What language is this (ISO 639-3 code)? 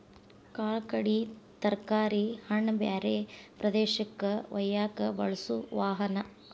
kan